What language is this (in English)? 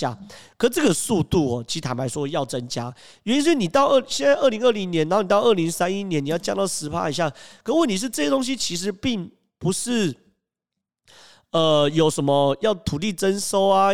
Chinese